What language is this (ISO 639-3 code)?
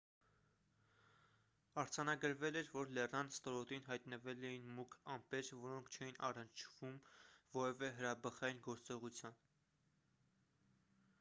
hye